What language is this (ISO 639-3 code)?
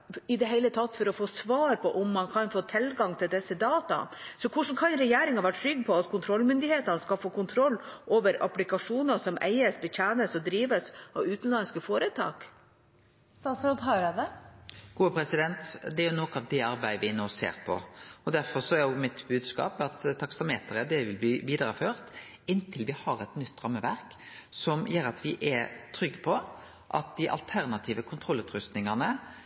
nor